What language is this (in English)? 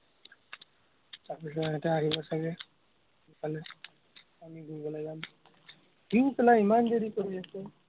Assamese